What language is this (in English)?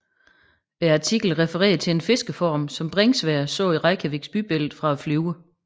Danish